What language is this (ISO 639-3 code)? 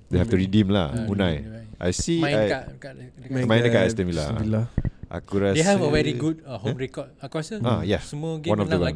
msa